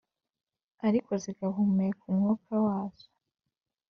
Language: Kinyarwanda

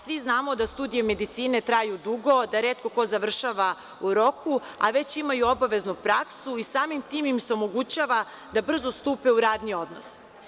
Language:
Serbian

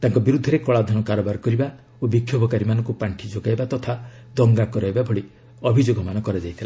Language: Odia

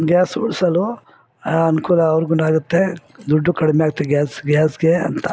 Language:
Kannada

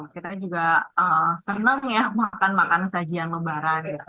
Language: Indonesian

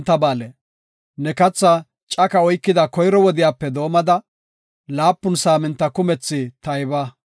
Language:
Gofa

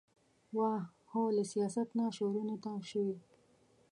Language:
Pashto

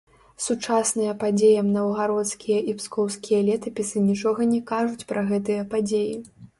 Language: Belarusian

